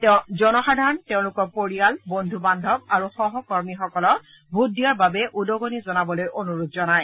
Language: Assamese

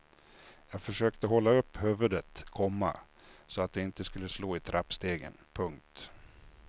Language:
Swedish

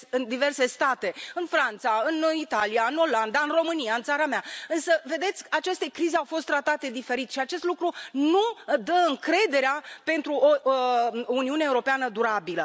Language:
Romanian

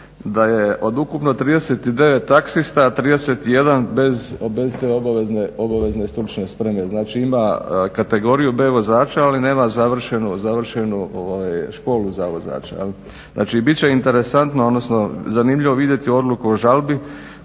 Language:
Croatian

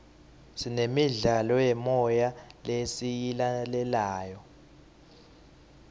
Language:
Swati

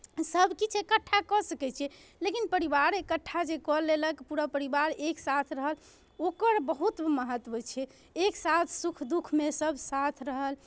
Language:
Maithili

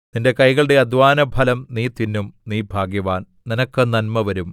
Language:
Malayalam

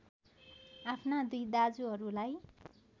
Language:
Nepali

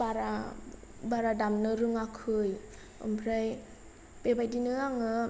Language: Bodo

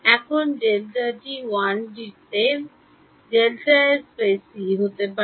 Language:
Bangla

